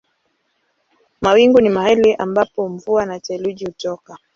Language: Swahili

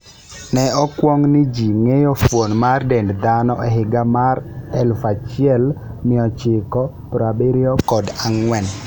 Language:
Luo (Kenya and Tanzania)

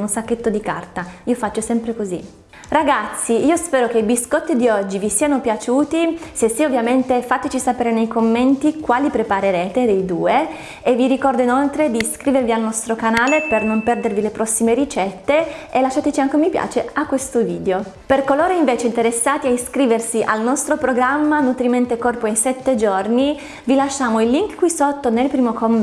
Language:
Italian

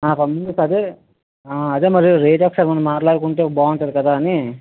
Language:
Telugu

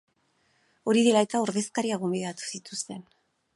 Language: Basque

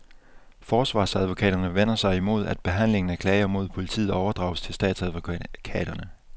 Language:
Danish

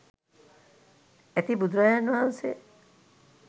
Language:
Sinhala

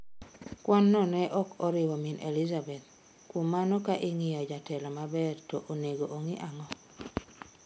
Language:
Luo (Kenya and Tanzania)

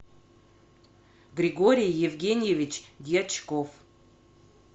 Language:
Russian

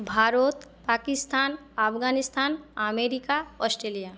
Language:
Bangla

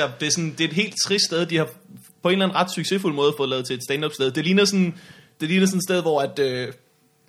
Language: Danish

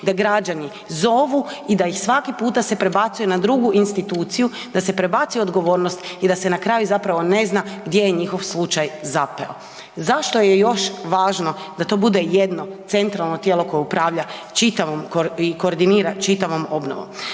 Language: Croatian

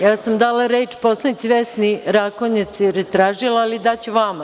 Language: Serbian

